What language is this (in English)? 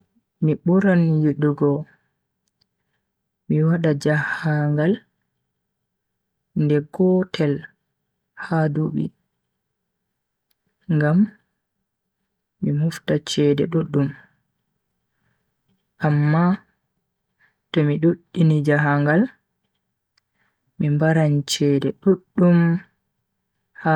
Bagirmi Fulfulde